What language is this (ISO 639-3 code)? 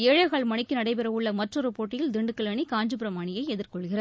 tam